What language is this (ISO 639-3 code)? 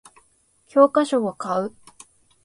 jpn